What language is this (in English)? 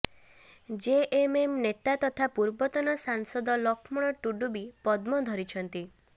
Odia